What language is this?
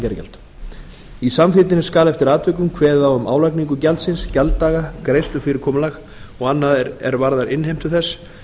Icelandic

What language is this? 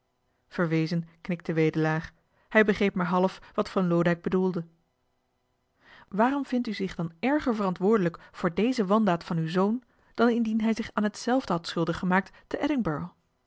Dutch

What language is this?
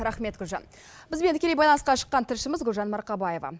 Kazakh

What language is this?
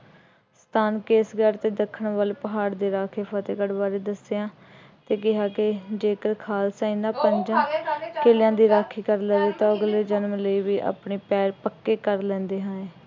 Punjabi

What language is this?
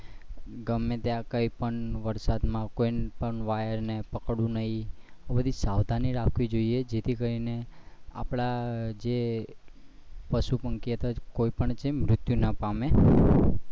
Gujarati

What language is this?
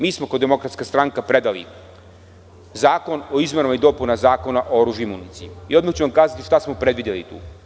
Serbian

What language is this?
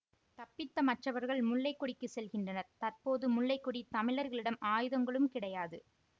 Tamil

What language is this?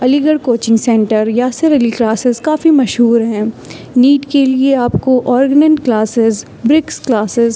Urdu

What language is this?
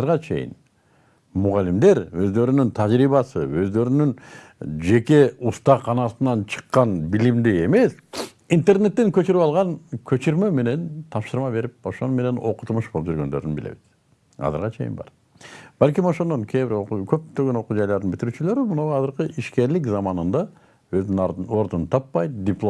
Turkish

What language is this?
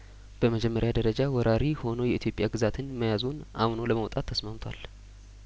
Amharic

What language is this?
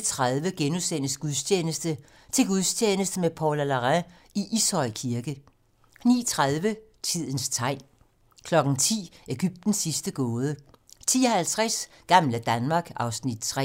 Danish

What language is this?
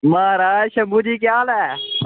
Dogri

